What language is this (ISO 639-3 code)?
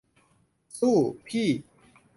tha